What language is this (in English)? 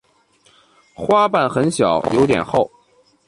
Chinese